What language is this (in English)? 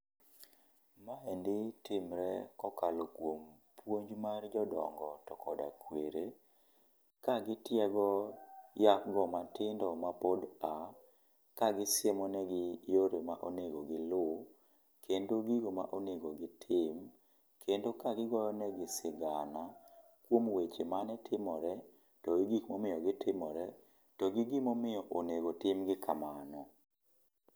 Luo (Kenya and Tanzania)